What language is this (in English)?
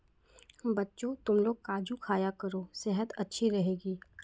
Hindi